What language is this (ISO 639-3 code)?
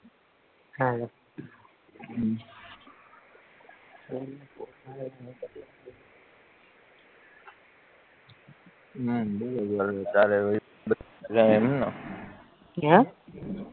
guj